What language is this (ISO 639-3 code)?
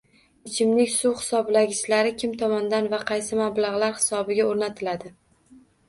uzb